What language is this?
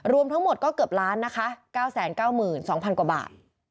Thai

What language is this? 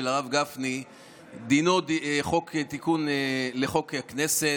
Hebrew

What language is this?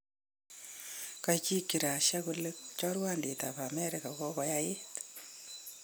Kalenjin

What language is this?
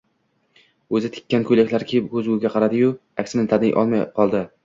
Uzbek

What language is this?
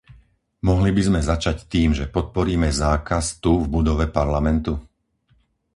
Slovak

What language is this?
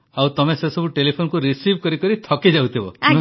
Odia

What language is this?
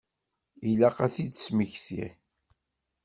Kabyle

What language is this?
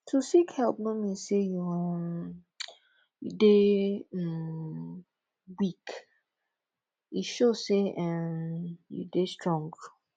Nigerian Pidgin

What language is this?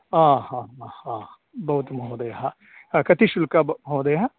Sanskrit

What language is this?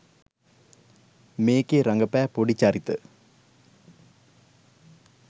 Sinhala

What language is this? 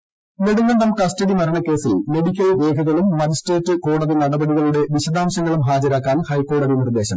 Malayalam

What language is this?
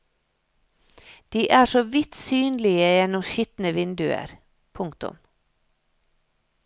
Norwegian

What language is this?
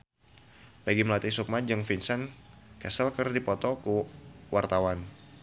Sundanese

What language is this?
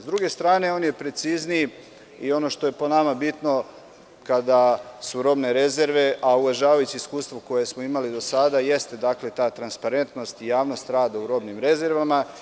Serbian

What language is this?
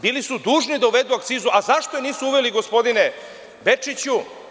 Serbian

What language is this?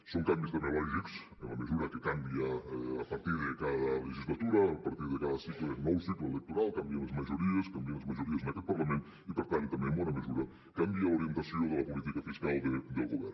Catalan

